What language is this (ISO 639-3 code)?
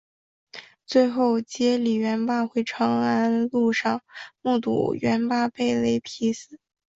zho